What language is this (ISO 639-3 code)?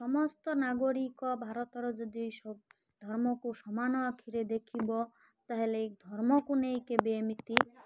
ori